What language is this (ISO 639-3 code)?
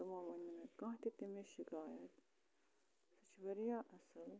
kas